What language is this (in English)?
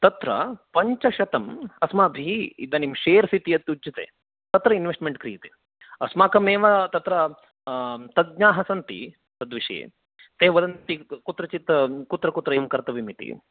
Sanskrit